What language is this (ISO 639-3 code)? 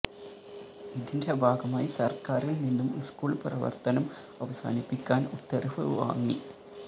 mal